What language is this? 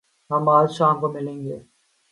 Urdu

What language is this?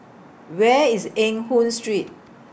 English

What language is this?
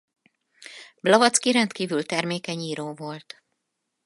Hungarian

